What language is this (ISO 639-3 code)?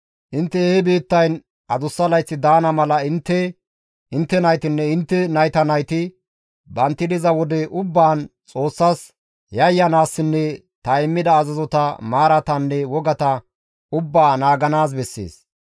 gmv